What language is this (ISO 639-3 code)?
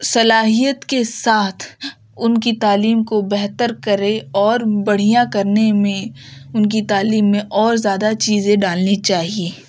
urd